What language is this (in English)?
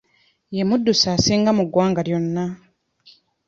Ganda